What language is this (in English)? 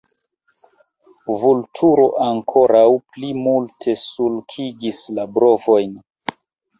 Esperanto